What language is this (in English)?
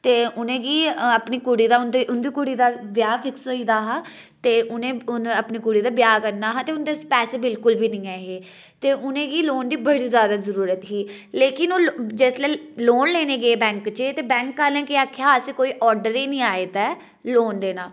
Dogri